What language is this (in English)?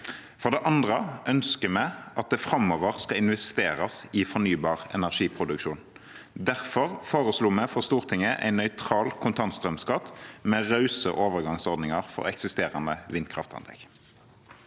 Norwegian